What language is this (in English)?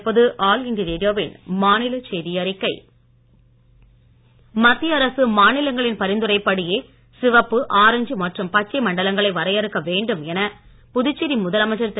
Tamil